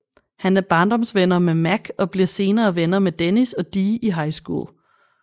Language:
Danish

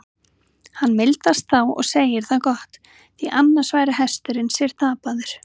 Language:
Icelandic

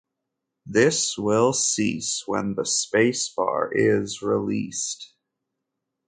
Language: English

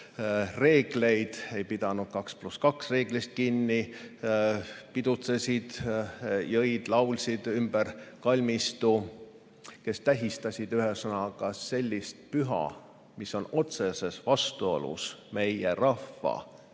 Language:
Estonian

